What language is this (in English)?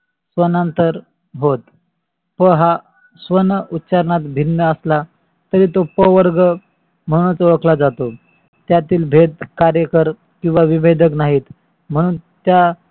Marathi